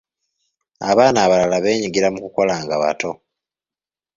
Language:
Ganda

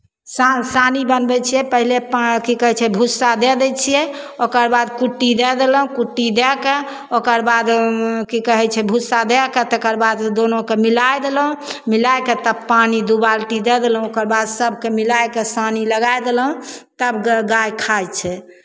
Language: Maithili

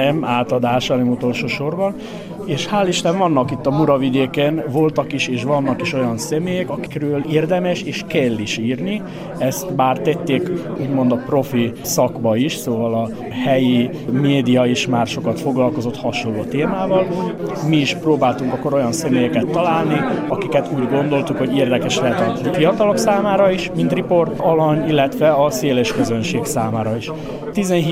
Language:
Hungarian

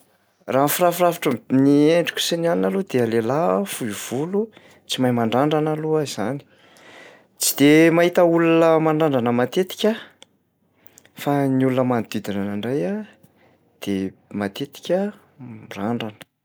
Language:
Malagasy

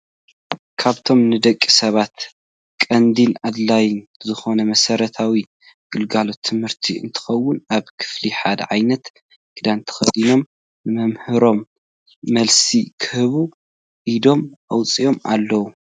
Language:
Tigrinya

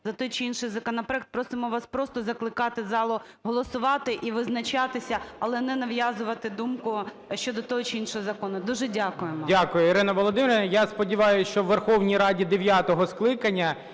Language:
Ukrainian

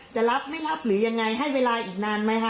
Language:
Thai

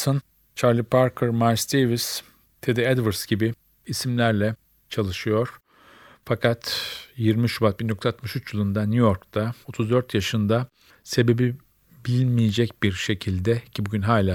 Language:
Turkish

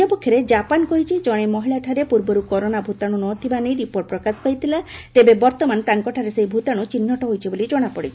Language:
Odia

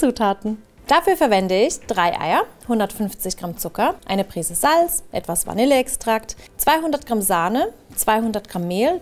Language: German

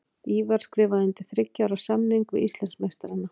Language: Icelandic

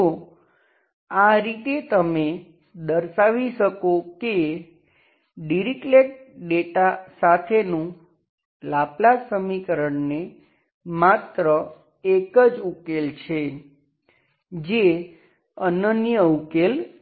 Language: Gujarati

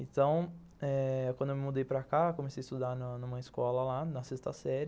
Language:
Portuguese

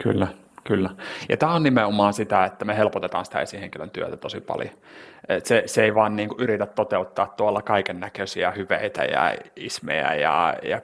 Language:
Finnish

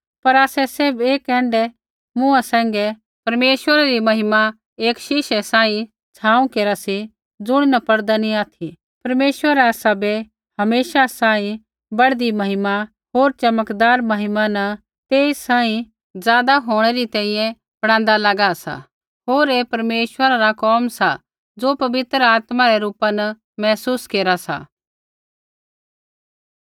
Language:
Kullu Pahari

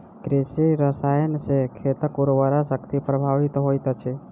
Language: Maithili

